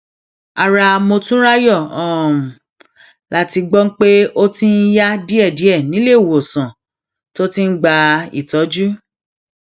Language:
Yoruba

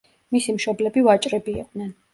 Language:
Georgian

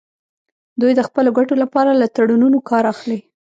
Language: Pashto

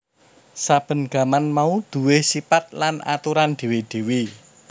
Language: Javanese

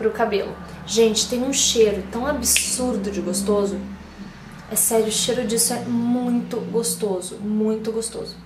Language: Portuguese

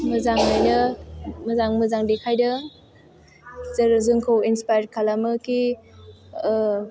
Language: Bodo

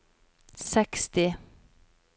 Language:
Norwegian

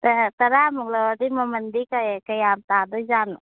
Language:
Manipuri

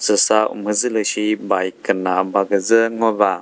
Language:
Chokri Naga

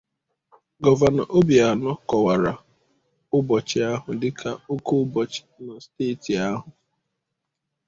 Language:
Igbo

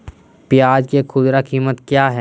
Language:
Magahi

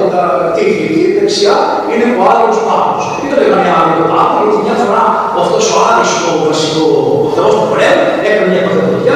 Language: Greek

